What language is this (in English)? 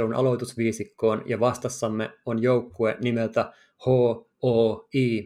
Finnish